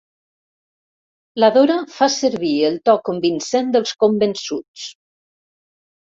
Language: Catalan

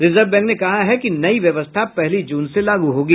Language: Hindi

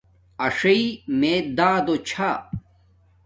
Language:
Domaaki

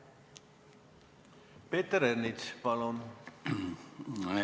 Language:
Estonian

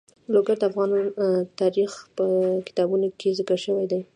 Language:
Pashto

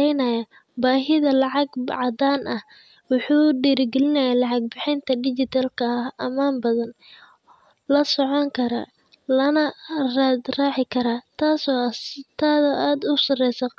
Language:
Somali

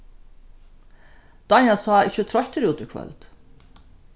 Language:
Faroese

